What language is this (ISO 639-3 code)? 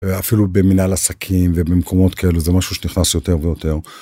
heb